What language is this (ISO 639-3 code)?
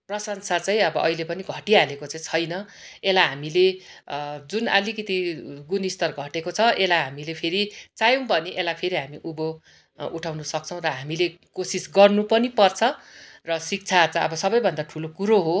nep